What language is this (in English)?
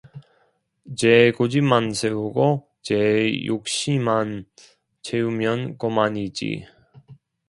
Korean